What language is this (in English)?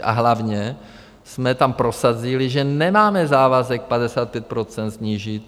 Czech